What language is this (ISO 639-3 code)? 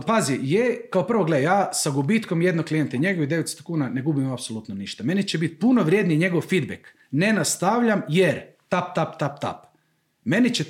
hrv